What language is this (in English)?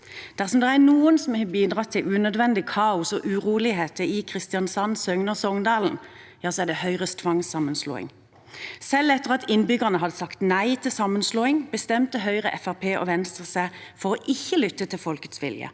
Norwegian